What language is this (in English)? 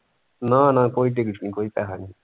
Punjabi